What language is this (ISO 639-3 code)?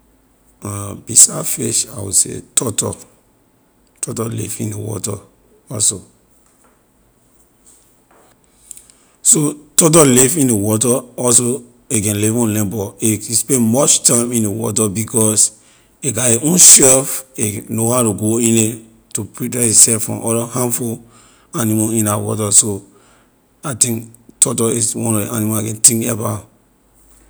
lir